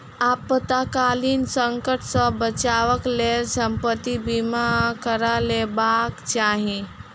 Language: Maithili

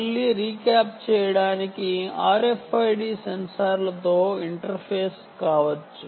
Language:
Telugu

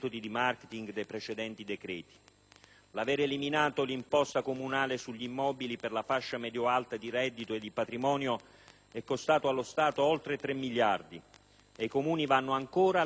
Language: Italian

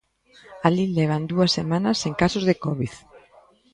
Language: Galician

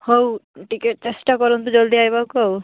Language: Odia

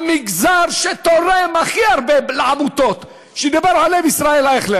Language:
Hebrew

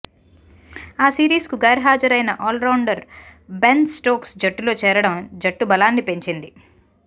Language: Telugu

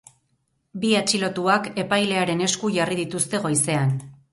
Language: Basque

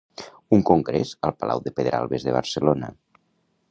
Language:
Catalan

